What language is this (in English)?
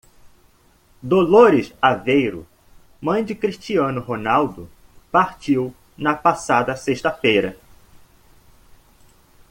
Portuguese